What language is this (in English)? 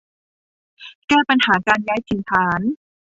Thai